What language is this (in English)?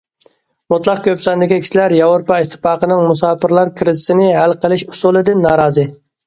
Uyghur